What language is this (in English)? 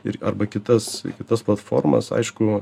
Lithuanian